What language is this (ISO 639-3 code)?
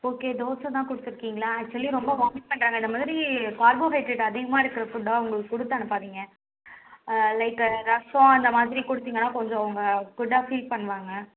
tam